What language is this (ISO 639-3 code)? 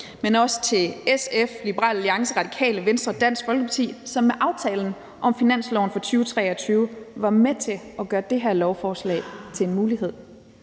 dan